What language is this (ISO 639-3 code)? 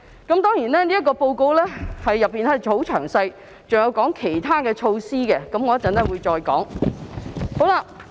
yue